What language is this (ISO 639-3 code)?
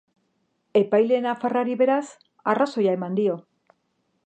eus